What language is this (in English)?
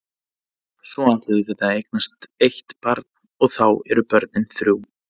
Icelandic